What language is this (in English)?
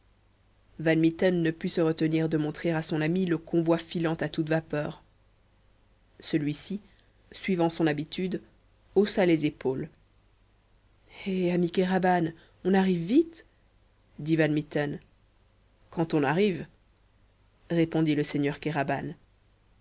French